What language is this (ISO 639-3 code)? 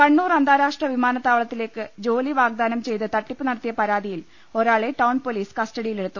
mal